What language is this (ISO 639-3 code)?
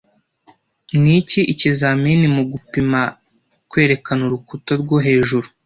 kin